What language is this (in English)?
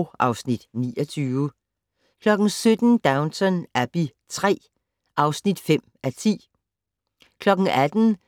Danish